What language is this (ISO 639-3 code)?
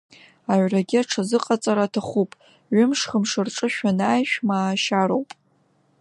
abk